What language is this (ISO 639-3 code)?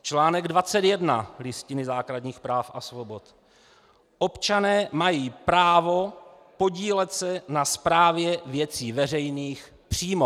ces